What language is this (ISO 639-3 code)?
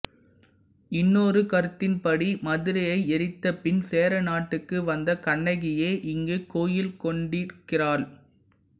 tam